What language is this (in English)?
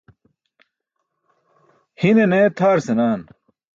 Burushaski